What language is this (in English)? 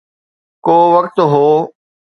Sindhi